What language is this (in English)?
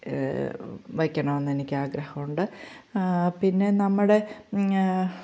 Malayalam